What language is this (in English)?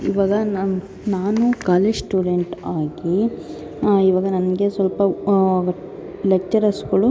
Kannada